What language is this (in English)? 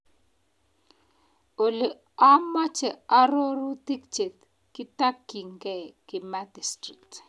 Kalenjin